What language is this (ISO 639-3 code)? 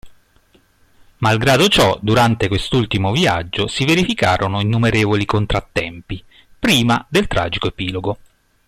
ita